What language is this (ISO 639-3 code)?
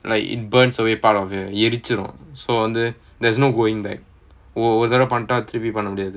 eng